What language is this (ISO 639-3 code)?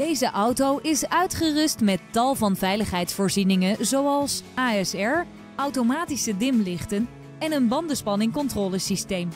nld